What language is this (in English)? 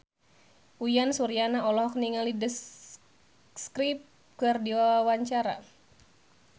Sundanese